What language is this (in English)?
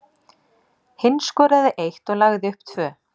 Icelandic